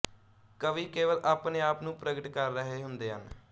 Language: Punjabi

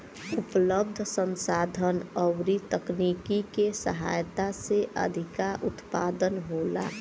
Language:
Bhojpuri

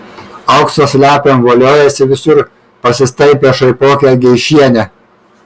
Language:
Lithuanian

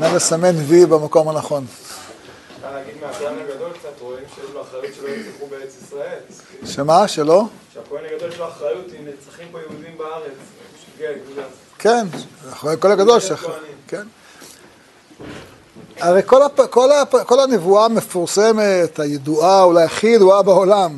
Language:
Hebrew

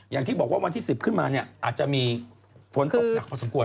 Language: Thai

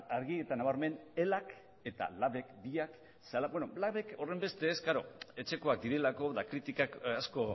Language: Basque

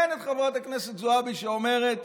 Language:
Hebrew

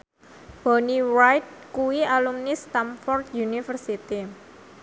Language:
Javanese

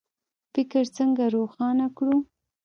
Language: Pashto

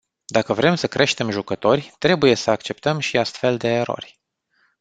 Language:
Romanian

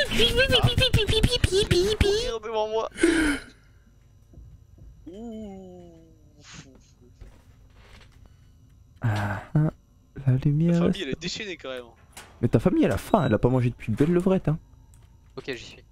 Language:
French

